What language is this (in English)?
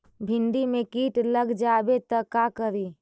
Magahi